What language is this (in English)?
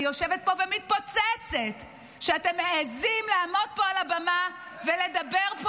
Hebrew